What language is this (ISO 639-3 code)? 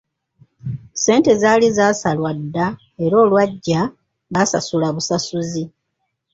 lug